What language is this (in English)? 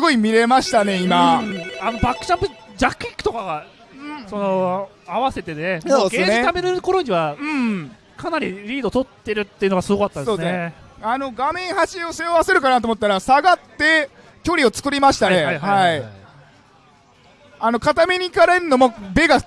Japanese